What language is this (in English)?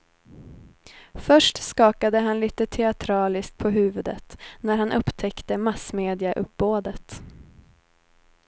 Swedish